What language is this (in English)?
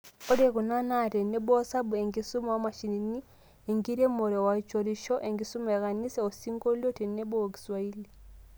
Masai